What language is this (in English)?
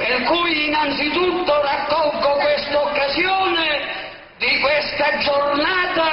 Italian